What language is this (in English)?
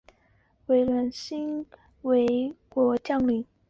Chinese